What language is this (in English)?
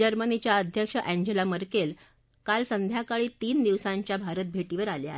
Marathi